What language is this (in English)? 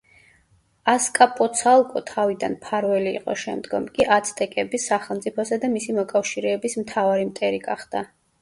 Georgian